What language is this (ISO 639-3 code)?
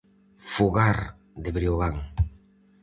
glg